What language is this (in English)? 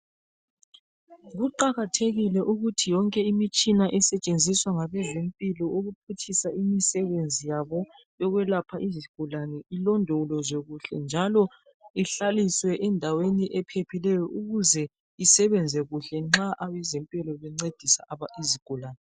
North Ndebele